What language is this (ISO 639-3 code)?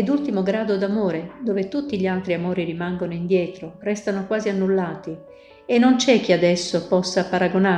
ita